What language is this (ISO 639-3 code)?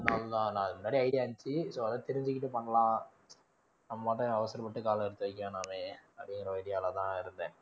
tam